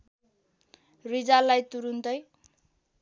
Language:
Nepali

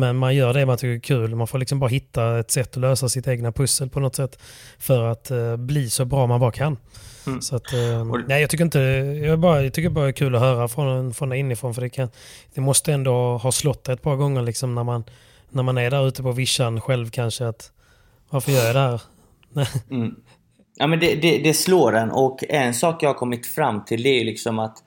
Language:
Swedish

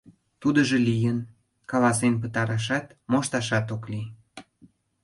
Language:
Mari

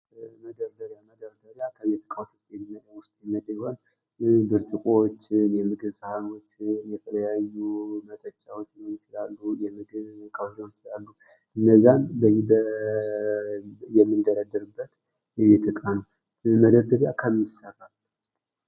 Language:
Amharic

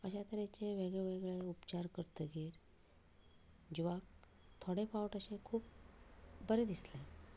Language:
Konkani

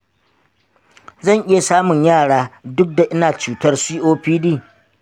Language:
Hausa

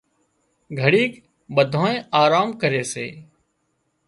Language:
Wadiyara Koli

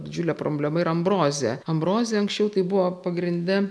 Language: Lithuanian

